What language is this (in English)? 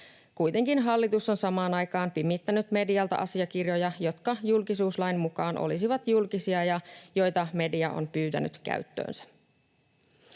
Finnish